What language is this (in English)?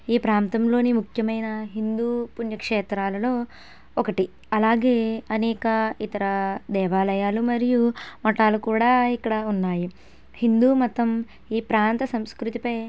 Telugu